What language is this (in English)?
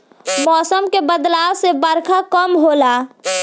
Bhojpuri